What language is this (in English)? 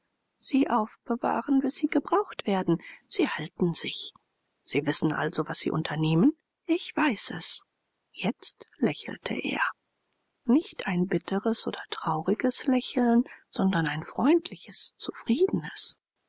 German